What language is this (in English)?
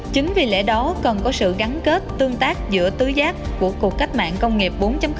Vietnamese